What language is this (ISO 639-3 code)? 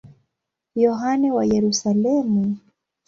swa